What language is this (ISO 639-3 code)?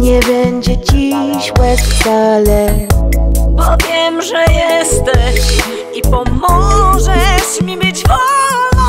pol